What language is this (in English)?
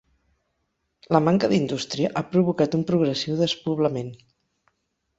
Catalan